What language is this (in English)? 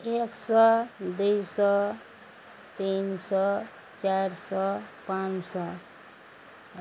Maithili